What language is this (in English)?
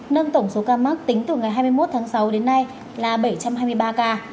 Vietnamese